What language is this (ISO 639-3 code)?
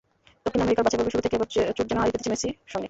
ben